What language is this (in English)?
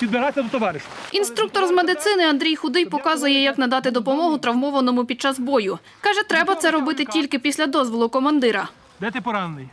Ukrainian